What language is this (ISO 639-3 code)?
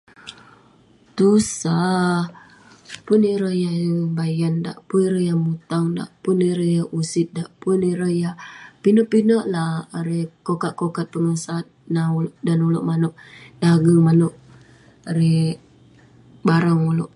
pne